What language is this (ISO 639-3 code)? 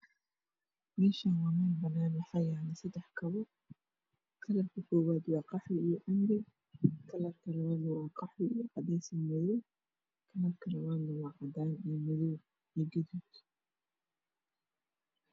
som